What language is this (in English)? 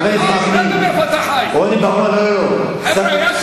Hebrew